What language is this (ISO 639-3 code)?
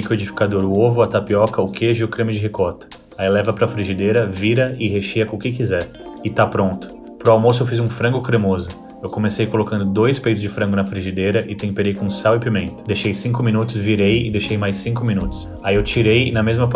por